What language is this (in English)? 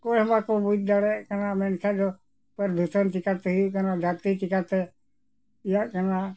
Santali